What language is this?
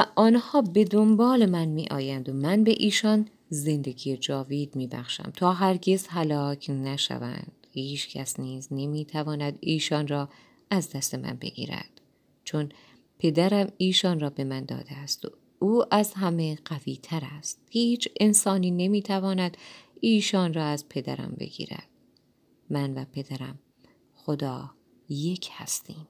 Persian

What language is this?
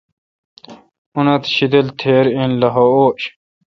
Kalkoti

